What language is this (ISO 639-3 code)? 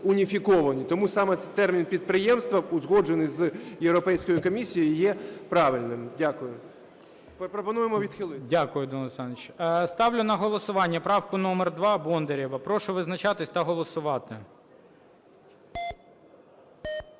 ukr